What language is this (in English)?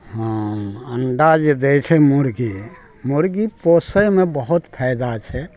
Maithili